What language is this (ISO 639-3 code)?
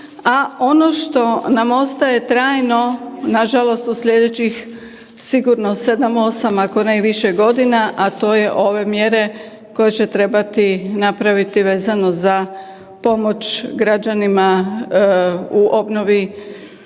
hrv